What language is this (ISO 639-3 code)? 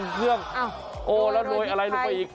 tha